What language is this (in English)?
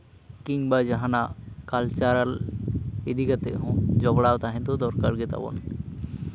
Santali